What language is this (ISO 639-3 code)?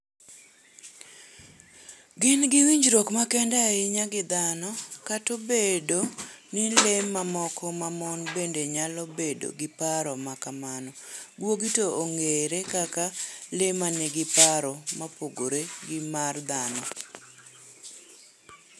luo